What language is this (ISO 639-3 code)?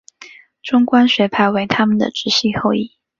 zho